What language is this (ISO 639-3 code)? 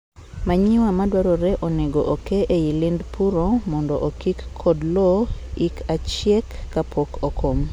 luo